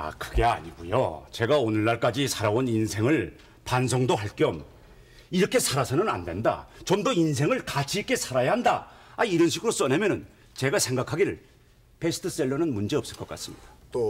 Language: Korean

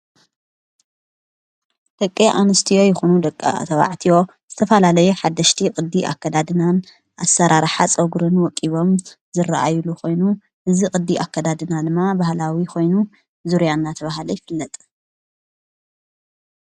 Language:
Tigrinya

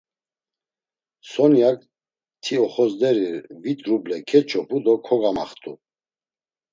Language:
Laz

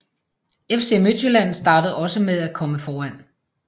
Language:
Danish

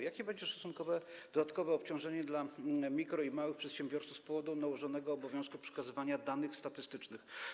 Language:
Polish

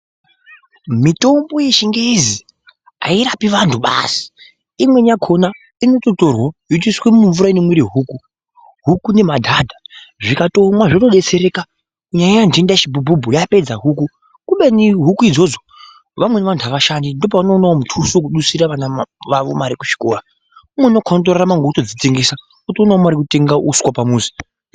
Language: Ndau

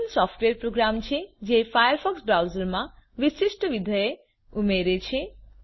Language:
Gujarati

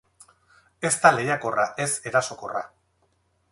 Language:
Basque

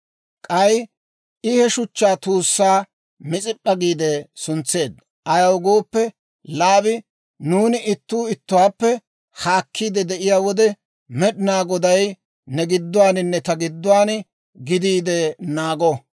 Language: Dawro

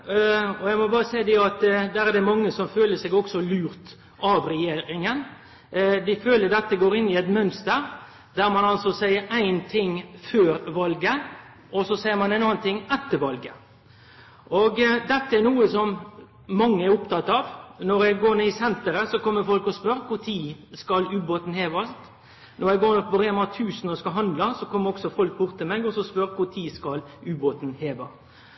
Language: Norwegian Nynorsk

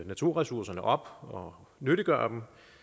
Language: Danish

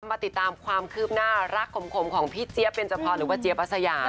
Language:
Thai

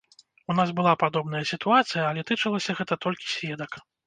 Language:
Belarusian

